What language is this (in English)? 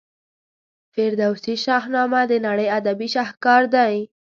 Pashto